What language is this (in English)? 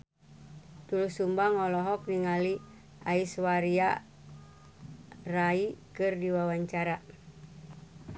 Sundanese